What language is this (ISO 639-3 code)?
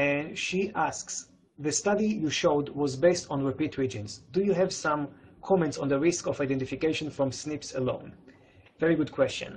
eng